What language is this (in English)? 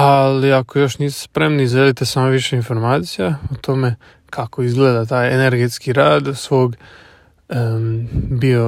Croatian